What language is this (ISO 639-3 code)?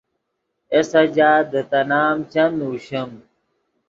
ydg